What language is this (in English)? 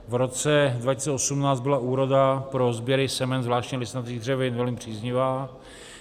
Czech